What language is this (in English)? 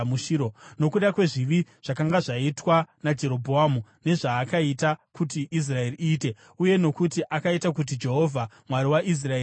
Shona